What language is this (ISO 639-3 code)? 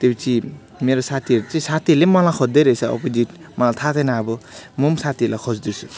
nep